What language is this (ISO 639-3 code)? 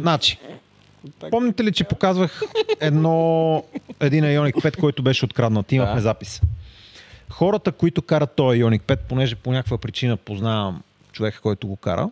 bul